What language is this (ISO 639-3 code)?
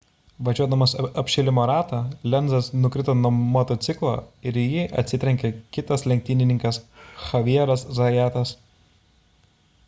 lit